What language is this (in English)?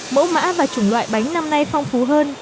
Vietnamese